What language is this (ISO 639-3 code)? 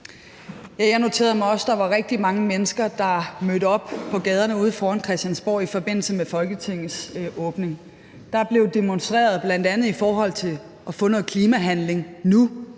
dan